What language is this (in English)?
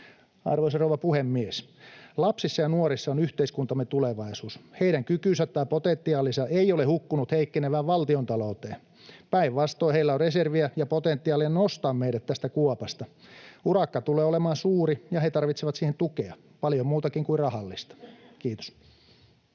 Finnish